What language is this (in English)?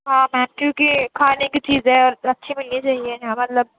Urdu